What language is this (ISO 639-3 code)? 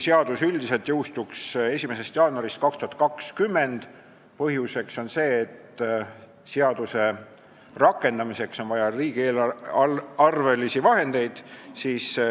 est